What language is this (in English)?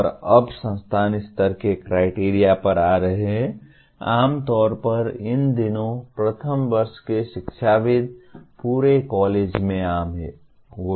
Hindi